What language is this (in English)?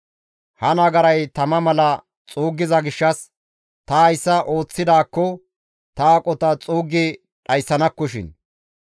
Gamo